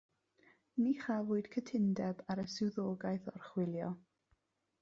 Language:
Welsh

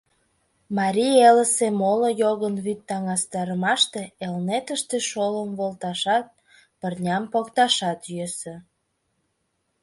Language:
Mari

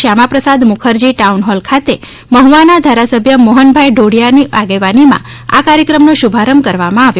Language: Gujarati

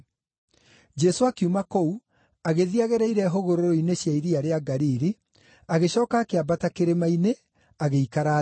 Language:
Kikuyu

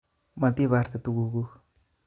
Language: Kalenjin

